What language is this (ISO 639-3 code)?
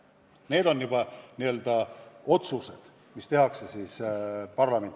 est